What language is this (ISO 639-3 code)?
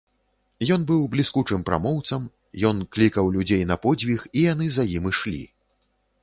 bel